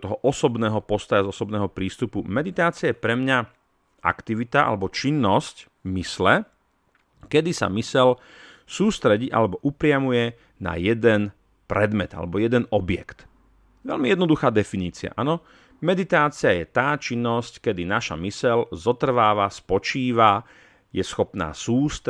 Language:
Slovak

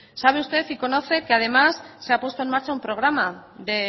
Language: Spanish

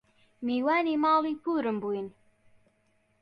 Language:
Central Kurdish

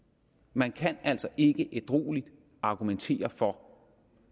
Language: Danish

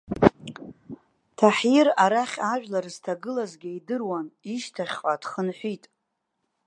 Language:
Abkhazian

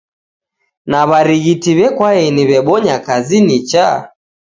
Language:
Taita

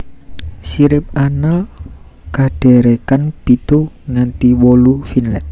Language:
Javanese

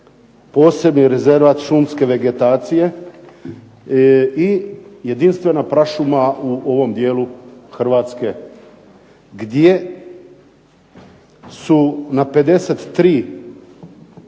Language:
Croatian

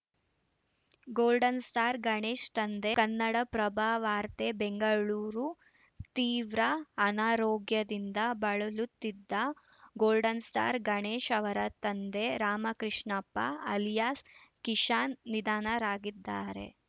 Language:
Kannada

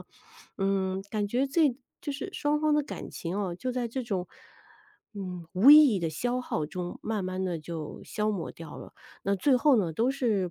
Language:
Chinese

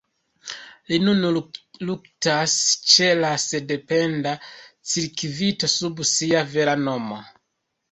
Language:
Esperanto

